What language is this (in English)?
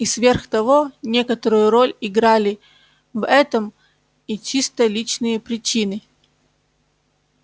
Russian